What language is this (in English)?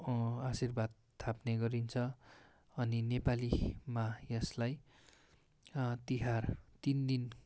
Nepali